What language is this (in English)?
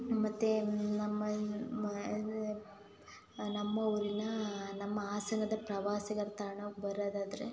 Kannada